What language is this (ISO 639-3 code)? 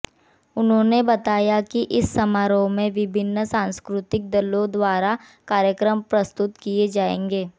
hin